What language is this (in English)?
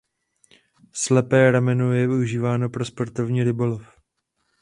Czech